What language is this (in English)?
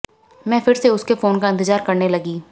Hindi